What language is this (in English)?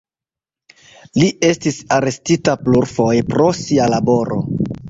Esperanto